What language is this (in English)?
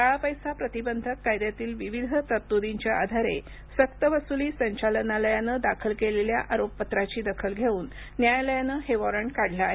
Marathi